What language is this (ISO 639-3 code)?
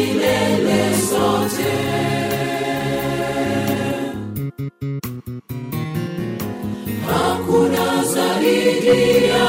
swa